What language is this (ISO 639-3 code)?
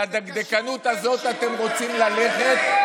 heb